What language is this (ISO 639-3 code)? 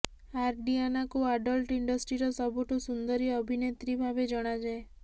ori